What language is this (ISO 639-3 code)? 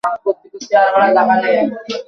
ben